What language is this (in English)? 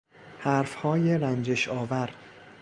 Persian